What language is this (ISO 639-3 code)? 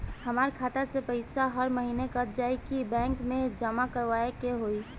bho